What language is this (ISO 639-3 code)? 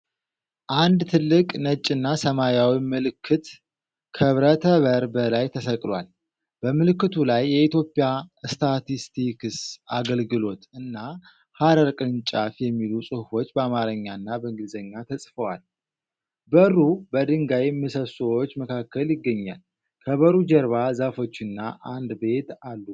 amh